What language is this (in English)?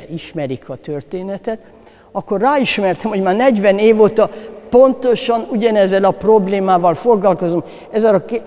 Hungarian